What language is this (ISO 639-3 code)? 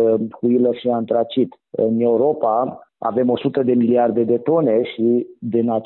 ron